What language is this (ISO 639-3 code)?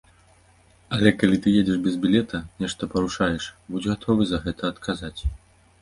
bel